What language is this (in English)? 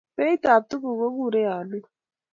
Kalenjin